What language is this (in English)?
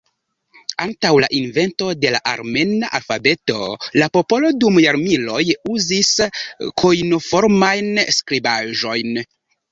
Esperanto